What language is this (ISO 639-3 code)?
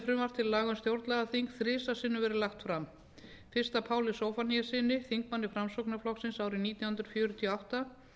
isl